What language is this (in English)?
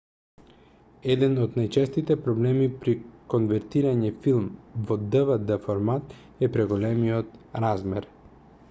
Macedonian